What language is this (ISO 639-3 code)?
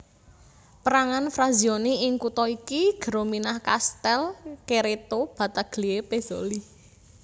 jav